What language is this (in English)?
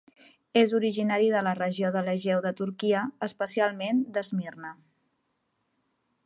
Catalan